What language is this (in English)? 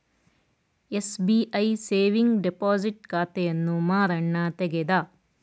Kannada